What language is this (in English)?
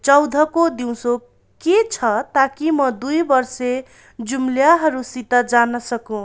Nepali